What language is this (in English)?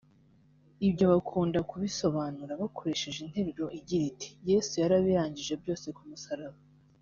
Kinyarwanda